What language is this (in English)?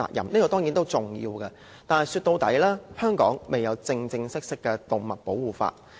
Cantonese